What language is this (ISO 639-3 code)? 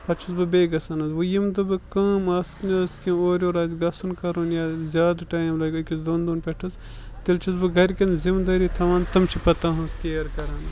kas